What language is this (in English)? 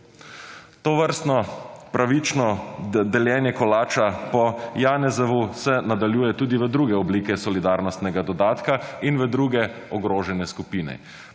Slovenian